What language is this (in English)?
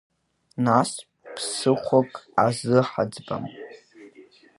Abkhazian